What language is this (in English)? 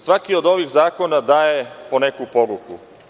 Serbian